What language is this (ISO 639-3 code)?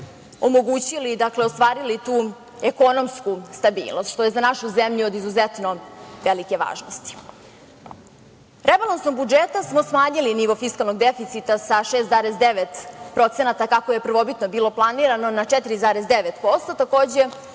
srp